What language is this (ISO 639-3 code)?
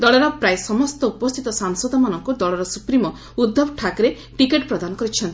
ori